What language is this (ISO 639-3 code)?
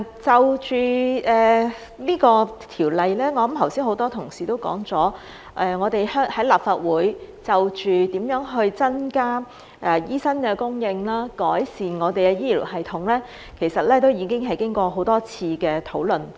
yue